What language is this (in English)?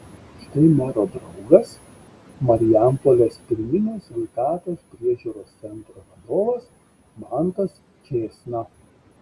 Lithuanian